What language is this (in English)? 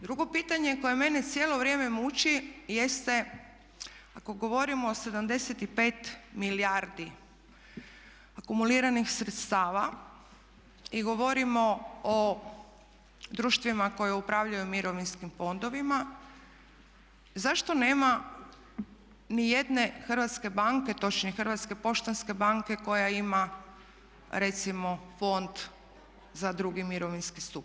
Croatian